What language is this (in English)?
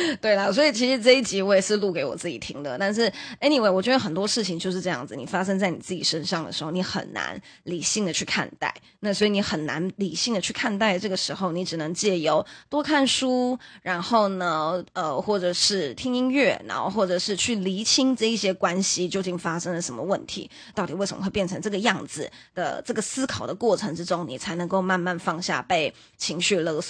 Chinese